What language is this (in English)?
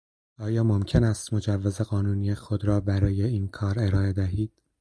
Persian